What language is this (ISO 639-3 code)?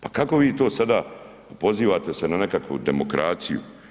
hrv